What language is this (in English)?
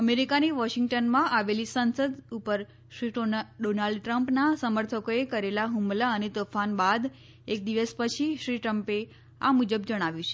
Gujarati